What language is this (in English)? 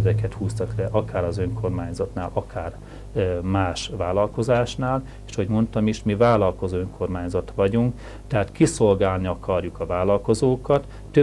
Hungarian